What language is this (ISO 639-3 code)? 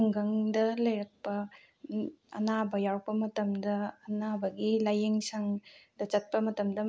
mni